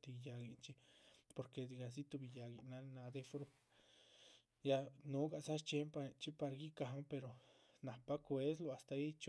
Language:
Chichicapan Zapotec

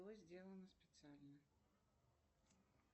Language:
Russian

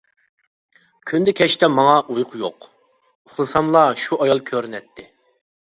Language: Uyghur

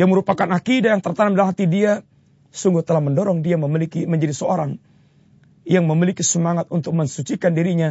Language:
Malay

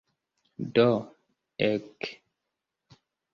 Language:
Esperanto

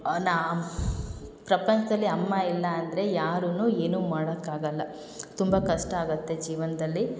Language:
Kannada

